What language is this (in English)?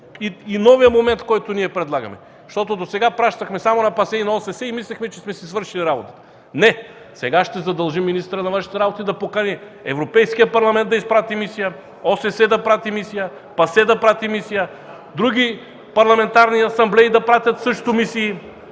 Bulgarian